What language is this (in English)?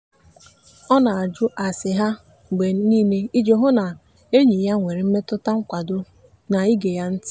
Igbo